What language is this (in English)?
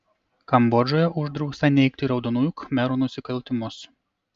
Lithuanian